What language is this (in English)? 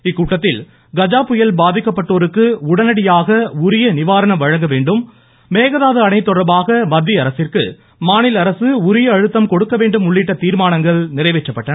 Tamil